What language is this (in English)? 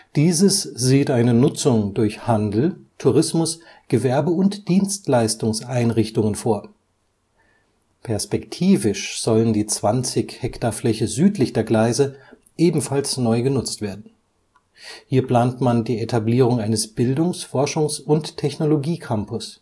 German